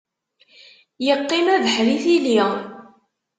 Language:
Kabyle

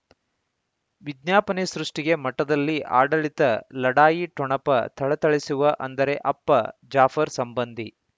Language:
Kannada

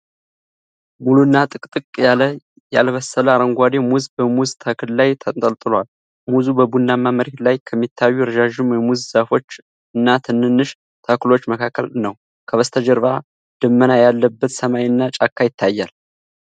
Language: Amharic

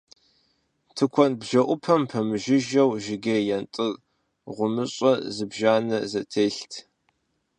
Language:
Kabardian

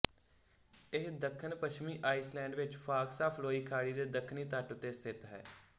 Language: Punjabi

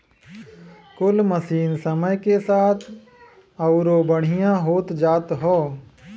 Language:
Bhojpuri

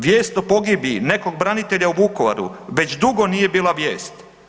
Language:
Croatian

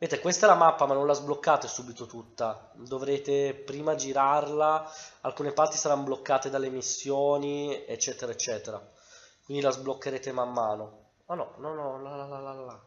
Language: Italian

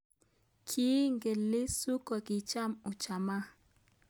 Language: Kalenjin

